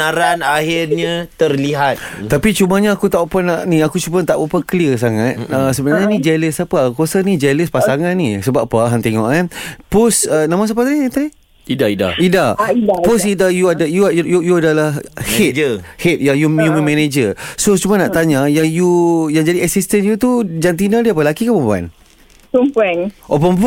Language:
Malay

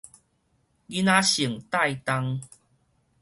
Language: Min Nan Chinese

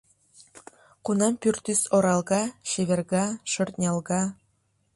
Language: Mari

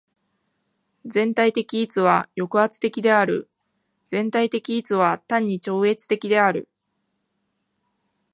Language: Japanese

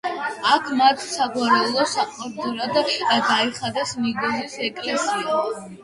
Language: Georgian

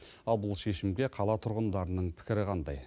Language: Kazakh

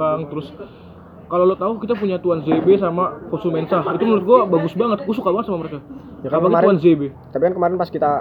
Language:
Indonesian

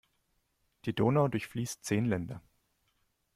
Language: German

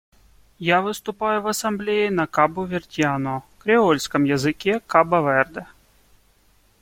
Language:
Russian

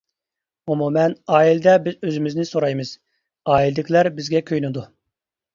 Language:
Uyghur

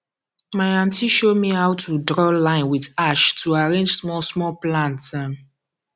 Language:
Nigerian Pidgin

